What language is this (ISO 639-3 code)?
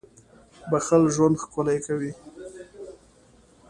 pus